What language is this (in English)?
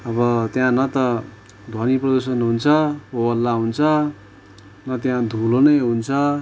Nepali